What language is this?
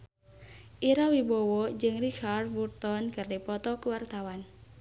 Sundanese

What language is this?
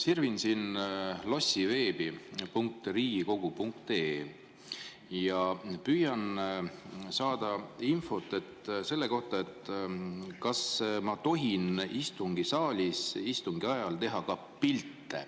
Estonian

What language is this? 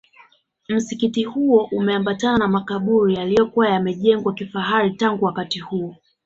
Swahili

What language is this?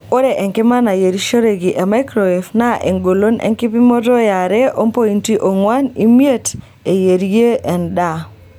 Masai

